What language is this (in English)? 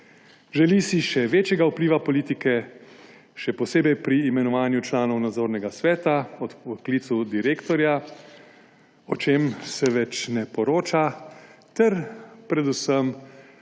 Slovenian